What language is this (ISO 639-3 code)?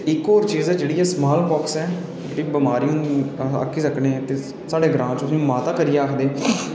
doi